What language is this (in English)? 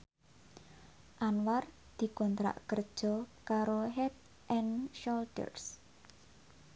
Javanese